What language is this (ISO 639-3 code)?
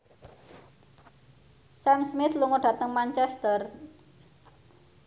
jav